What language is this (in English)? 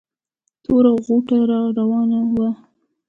Pashto